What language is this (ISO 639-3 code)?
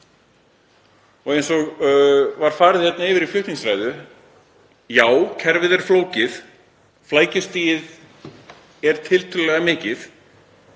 isl